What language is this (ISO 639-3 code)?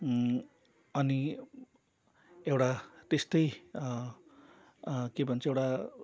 nep